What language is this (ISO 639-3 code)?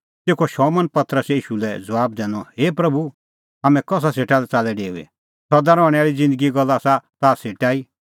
kfx